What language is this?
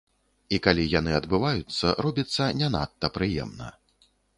Belarusian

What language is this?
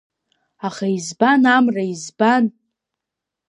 Abkhazian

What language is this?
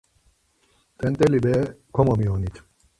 Laz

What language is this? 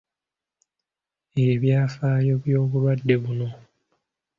Ganda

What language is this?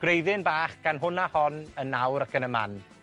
Welsh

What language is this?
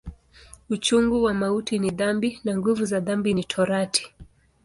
Swahili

